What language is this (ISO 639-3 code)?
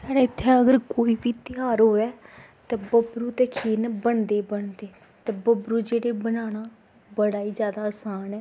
doi